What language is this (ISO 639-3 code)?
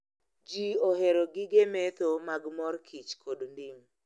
luo